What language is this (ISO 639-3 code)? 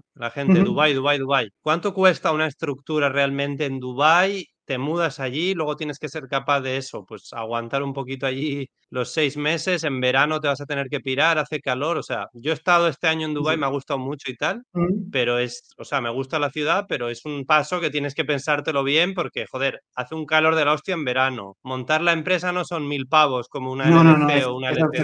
spa